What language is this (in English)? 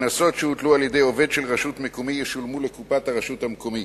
Hebrew